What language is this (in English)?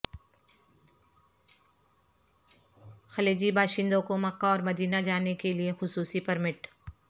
Urdu